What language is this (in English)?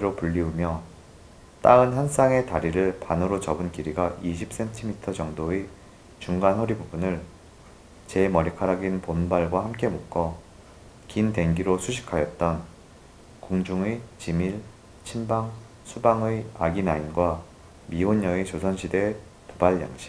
Korean